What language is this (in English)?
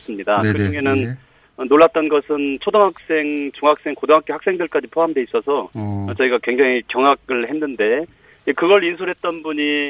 Korean